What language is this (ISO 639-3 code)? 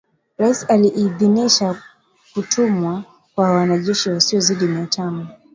swa